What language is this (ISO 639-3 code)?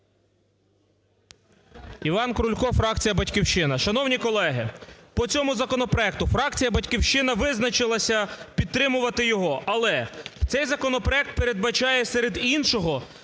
ukr